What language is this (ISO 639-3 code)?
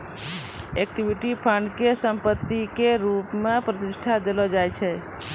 mai